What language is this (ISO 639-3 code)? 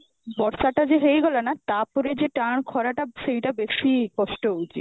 ori